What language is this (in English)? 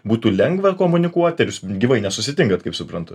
Lithuanian